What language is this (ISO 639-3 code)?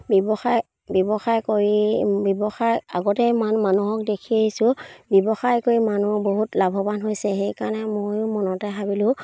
asm